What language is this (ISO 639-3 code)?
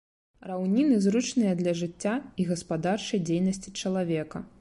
bel